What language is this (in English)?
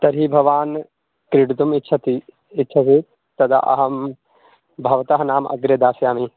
Sanskrit